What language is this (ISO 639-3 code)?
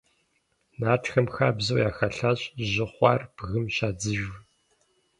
kbd